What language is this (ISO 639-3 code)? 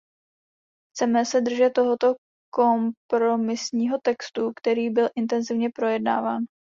ces